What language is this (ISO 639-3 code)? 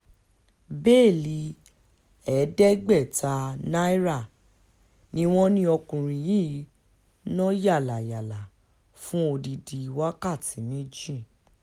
yor